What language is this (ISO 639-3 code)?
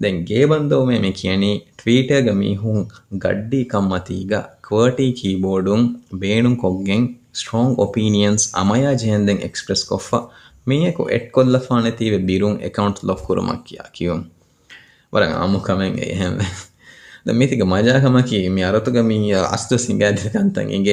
urd